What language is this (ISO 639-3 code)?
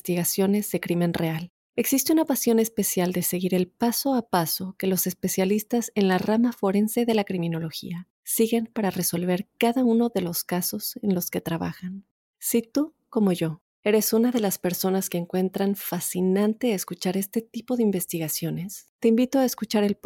spa